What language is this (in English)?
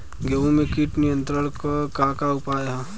Bhojpuri